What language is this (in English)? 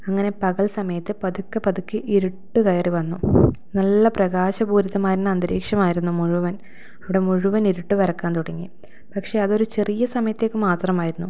Malayalam